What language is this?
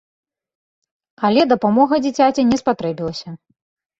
Belarusian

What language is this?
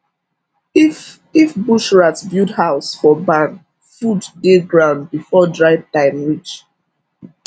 Nigerian Pidgin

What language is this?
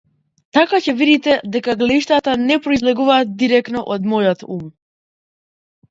Macedonian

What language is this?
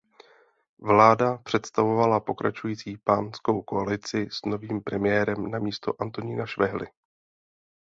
Czech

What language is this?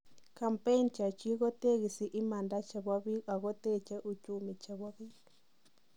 Kalenjin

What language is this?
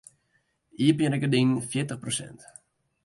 Western Frisian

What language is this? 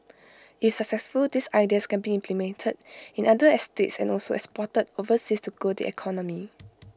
English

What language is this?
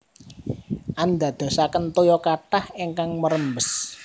Javanese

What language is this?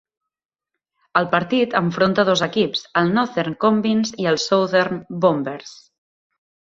Catalan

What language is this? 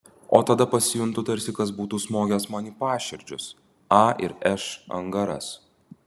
Lithuanian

